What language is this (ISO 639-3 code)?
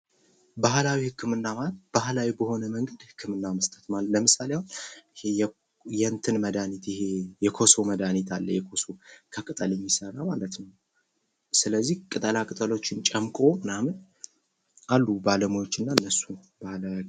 amh